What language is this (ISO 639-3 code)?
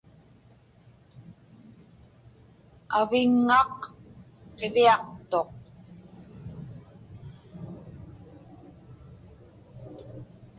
ipk